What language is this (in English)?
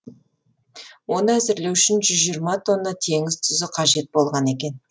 Kazakh